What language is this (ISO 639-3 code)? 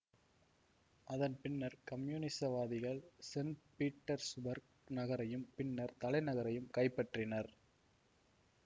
tam